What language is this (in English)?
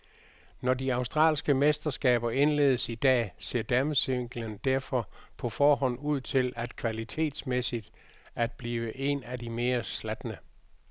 Danish